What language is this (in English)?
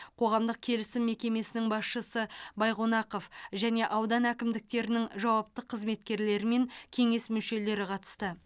Kazakh